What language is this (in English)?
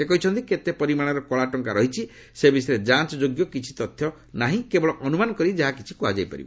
Odia